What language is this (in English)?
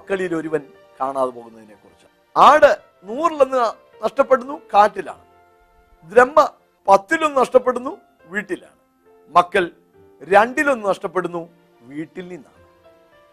Malayalam